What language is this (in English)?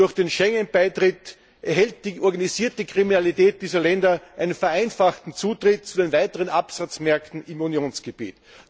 German